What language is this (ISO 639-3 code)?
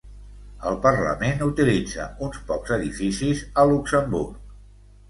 cat